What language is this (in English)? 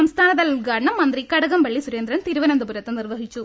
Malayalam